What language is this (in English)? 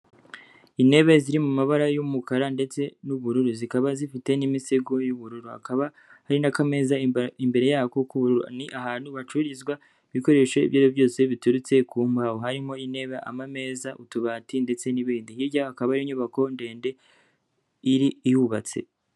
Kinyarwanda